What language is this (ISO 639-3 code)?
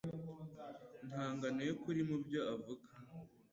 kin